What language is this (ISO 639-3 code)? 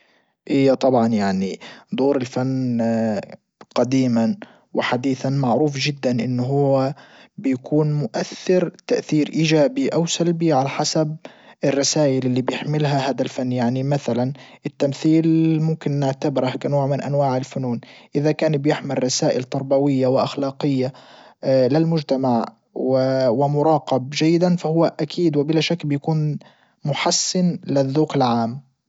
ayl